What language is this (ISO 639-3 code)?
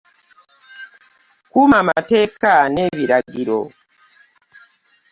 lug